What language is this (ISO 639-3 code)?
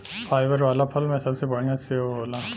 bho